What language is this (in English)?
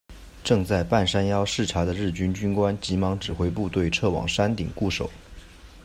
Chinese